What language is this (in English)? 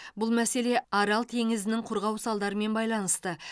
Kazakh